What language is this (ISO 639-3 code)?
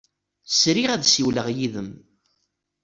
kab